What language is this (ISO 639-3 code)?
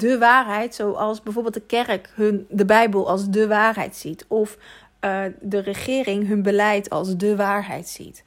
nld